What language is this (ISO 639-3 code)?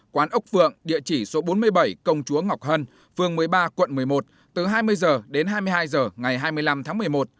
vie